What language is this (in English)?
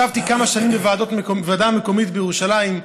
Hebrew